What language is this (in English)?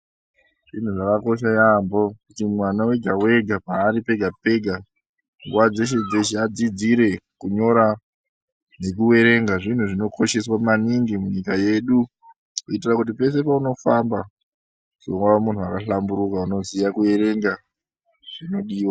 Ndau